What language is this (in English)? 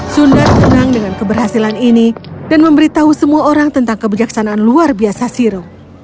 Indonesian